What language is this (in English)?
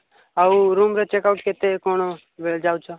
Odia